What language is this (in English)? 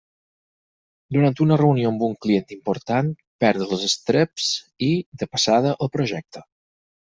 Catalan